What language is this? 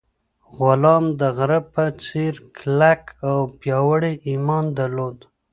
Pashto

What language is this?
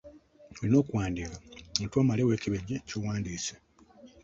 Ganda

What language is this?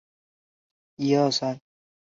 Chinese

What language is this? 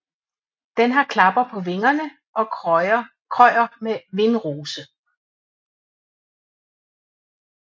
Danish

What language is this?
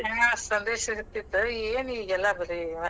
Kannada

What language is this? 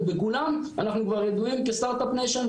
Hebrew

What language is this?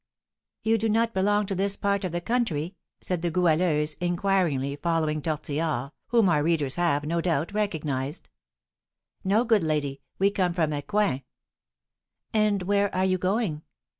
English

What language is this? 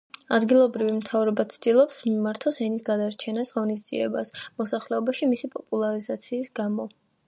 Georgian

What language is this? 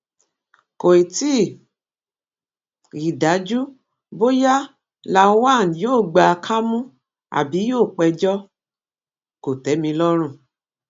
Yoruba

